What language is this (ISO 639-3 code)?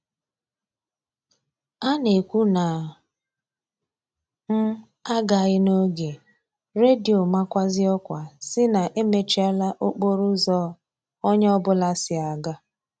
ibo